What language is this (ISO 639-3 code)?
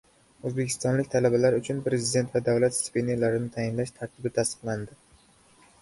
uzb